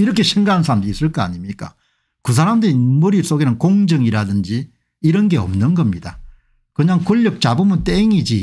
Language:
Korean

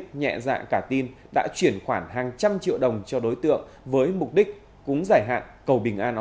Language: Vietnamese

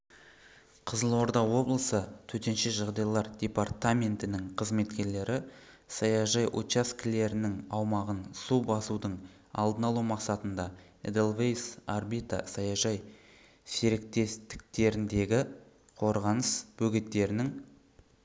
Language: Kazakh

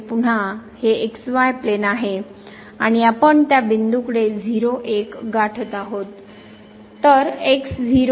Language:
Marathi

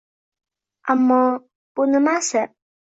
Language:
Uzbek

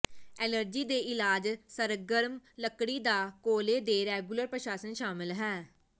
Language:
Punjabi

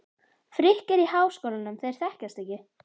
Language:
Icelandic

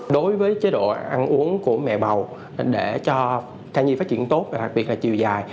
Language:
Vietnamese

